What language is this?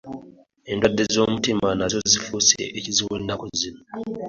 Ganda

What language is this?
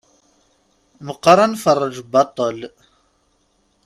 Kabyle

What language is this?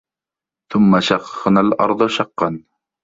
Arabic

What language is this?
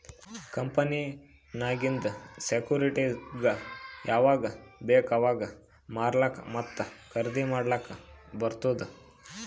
Kannada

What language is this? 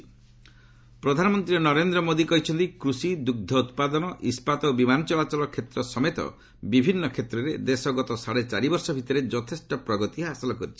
Odia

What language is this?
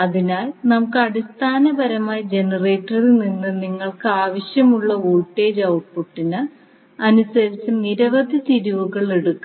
Malayalam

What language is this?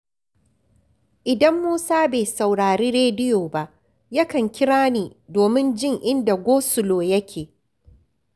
Hausa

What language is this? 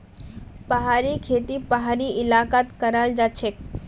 Magahi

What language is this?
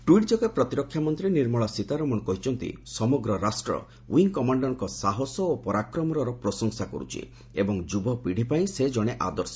Odia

